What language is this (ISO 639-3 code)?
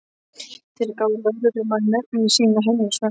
isl